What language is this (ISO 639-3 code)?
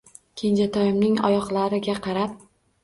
uzb